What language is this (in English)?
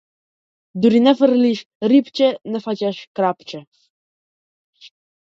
Macedonian